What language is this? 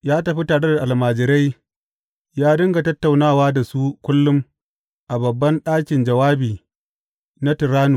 Hausa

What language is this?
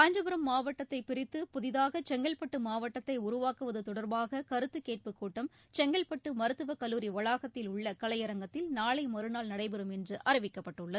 Tamil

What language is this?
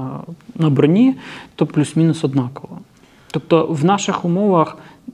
Ukrainian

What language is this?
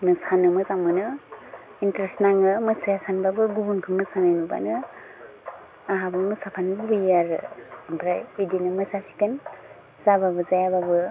Bodo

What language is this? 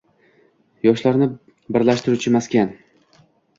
Uzbek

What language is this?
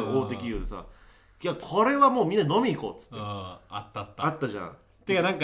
Japanese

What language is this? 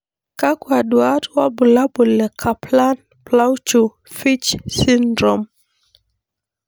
Masai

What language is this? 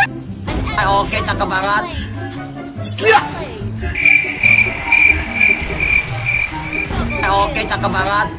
Indonesian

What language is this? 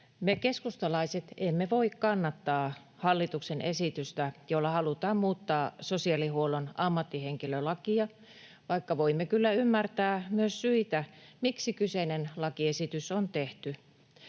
Finnish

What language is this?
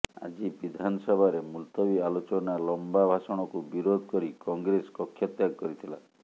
Odia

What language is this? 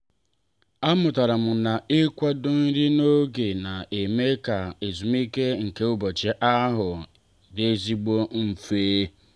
Igbo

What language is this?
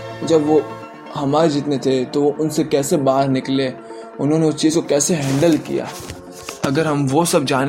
Hindi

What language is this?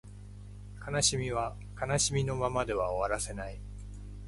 Japanese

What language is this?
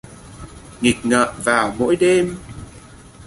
Vietnamese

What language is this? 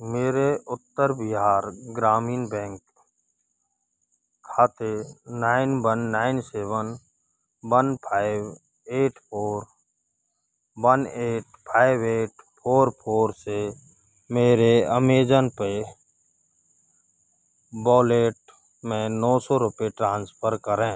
Hindi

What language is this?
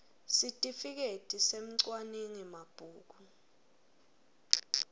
Swati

